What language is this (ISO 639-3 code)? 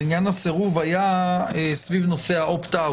heb